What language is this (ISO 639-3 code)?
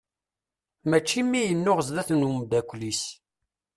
kab